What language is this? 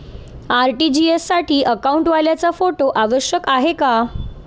Marathi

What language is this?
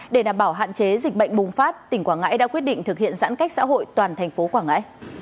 Vietnamese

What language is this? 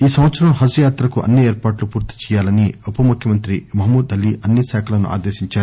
Telugu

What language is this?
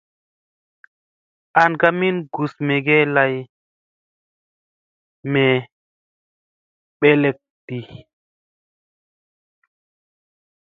Musey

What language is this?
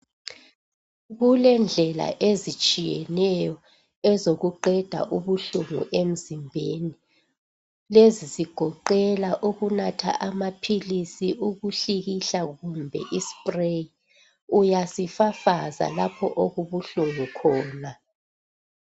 North Ndebele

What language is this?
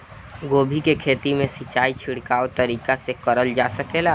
Bhojpuri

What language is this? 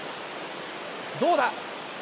Japanese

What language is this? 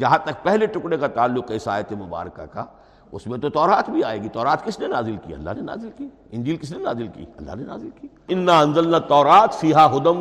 Urdu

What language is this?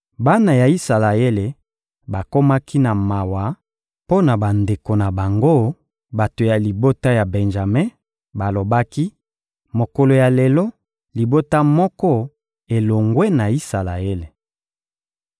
Lingala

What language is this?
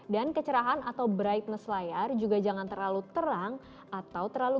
Indonesian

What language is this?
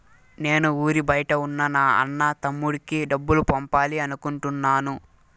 Telugu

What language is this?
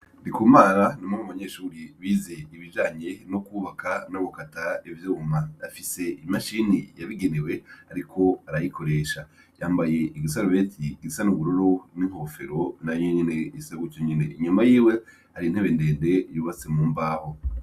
Rundi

